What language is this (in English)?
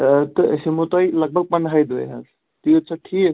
Kashmiri